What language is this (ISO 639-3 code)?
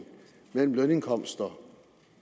dan